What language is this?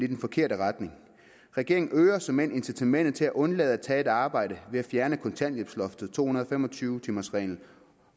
Danish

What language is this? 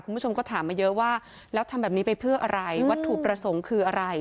Thai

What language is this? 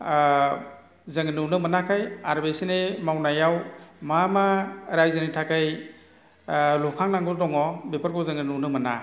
Bodo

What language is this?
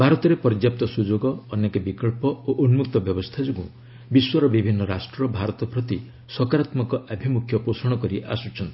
Odia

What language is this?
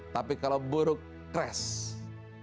Indonesian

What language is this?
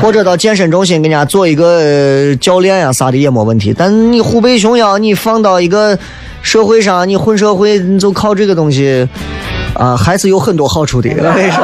Chinese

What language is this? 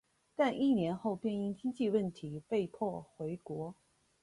Chinese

